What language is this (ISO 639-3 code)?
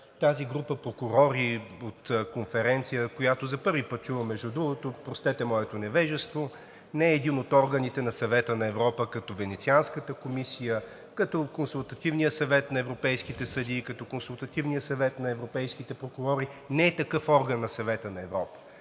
bul